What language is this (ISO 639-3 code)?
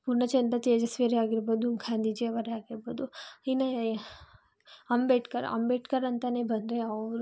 kan